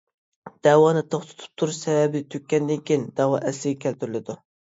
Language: Uyghur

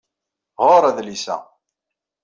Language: Kabyle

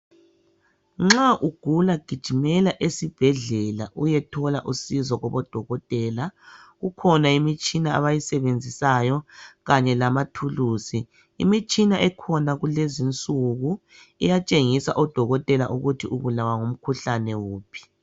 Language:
North Ndebele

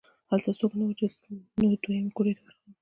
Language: Pashto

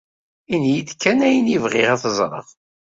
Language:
Kabyle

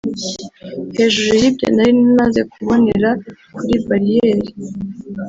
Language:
Kinyarwanda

